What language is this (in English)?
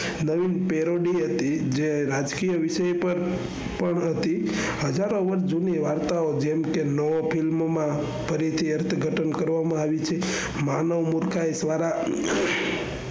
Gujarati